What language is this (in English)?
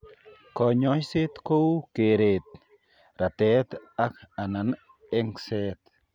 Kalenjin